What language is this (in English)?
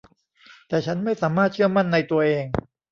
Thai